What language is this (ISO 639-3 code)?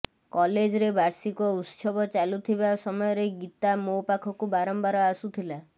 ori